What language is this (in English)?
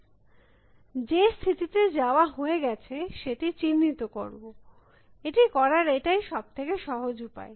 Bangla